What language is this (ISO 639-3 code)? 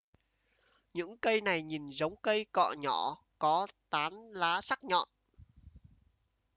vie